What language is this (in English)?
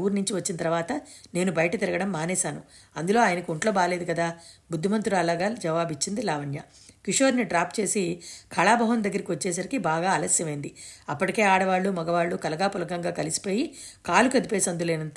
Telugu